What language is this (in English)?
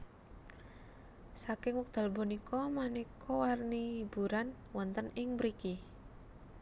Javanese